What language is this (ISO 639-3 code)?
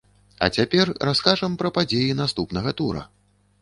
bel